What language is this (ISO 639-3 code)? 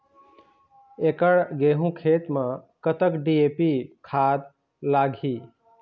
hne